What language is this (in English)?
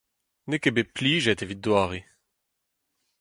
Breton